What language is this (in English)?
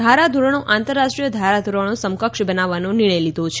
Gujarati